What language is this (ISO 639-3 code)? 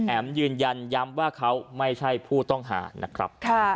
tha